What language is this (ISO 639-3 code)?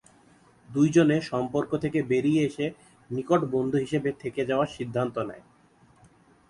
ben